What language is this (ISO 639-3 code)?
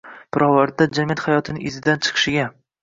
uzb